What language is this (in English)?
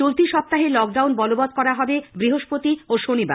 Bangla